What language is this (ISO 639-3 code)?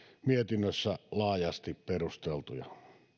fin